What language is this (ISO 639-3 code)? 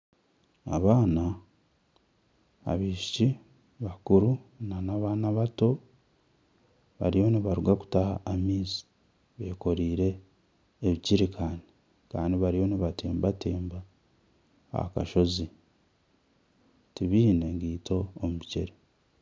nyn